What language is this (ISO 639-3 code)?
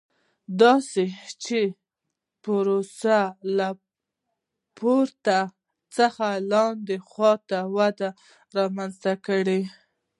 pus